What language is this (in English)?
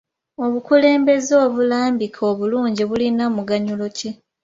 Ganda